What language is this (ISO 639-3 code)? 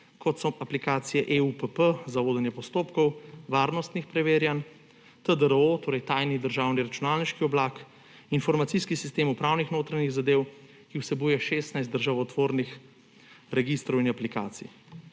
slv